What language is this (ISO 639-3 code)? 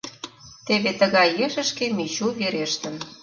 chm